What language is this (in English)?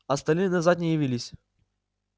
Russian